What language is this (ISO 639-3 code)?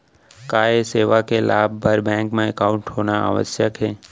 hne